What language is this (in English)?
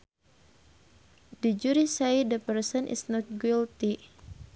Sundanese